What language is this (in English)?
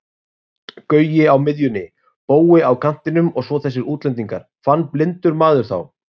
Icelandic